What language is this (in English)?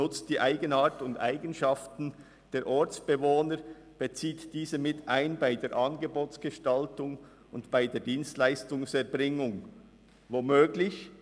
Swiss German